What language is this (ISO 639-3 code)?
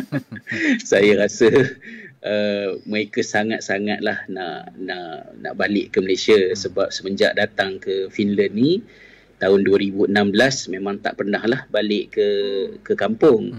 msa